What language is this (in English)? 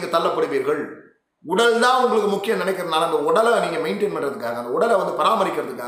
Tamil